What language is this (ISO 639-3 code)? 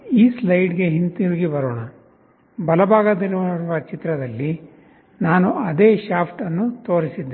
kan